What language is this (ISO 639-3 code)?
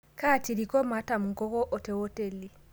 mas